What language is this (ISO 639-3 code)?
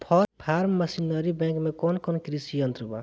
bho